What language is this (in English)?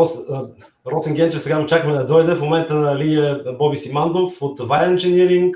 Bulgarian